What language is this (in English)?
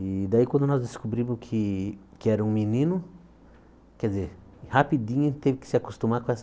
Portuguese